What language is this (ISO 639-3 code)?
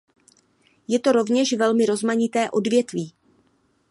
ces